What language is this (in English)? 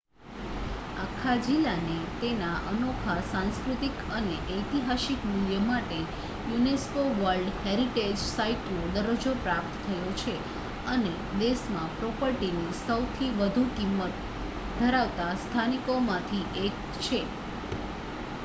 Gujarati